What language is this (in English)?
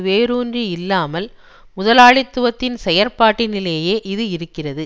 Tamil